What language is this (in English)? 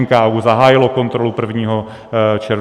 Czech